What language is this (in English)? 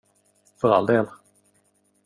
Swedish